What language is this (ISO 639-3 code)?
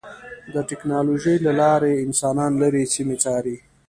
pus